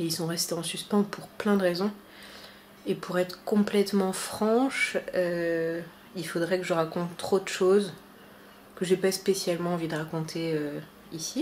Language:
French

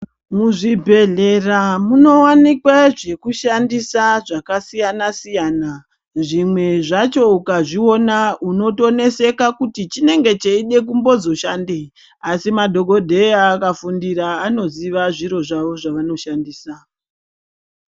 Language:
Ndau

